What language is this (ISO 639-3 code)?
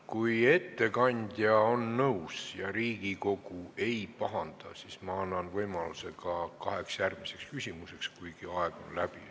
est